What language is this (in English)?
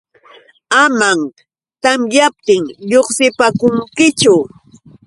Yauyos Quechua